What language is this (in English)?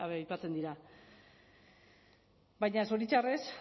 Basque